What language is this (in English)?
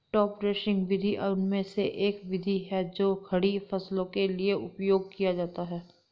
Hindi